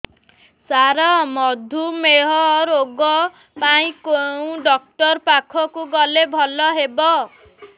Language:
Odia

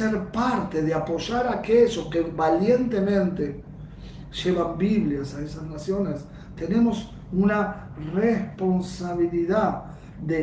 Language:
Spanish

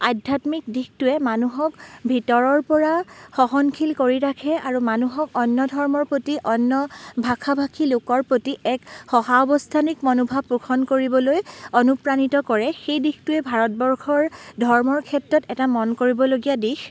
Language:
Assamese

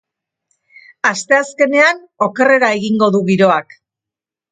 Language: Basque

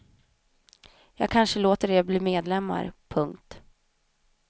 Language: Swedish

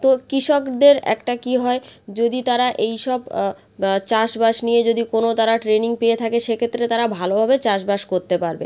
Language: Bangla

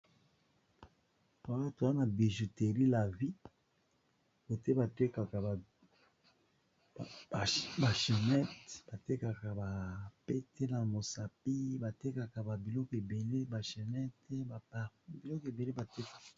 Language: Lingala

